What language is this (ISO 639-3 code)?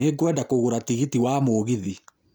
kik